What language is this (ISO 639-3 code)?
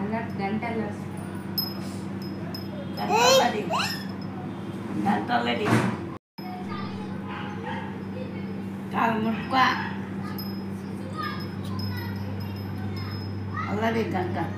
kan